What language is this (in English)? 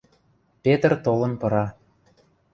Western Mari